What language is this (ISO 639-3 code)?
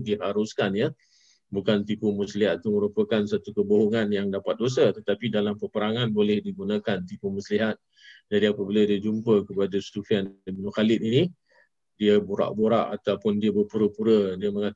msa